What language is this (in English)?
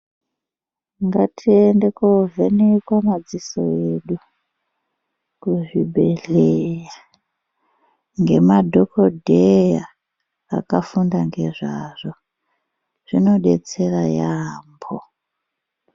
Ndau